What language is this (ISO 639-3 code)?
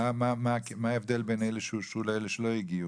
heb